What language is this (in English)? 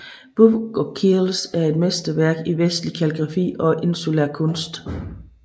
Danish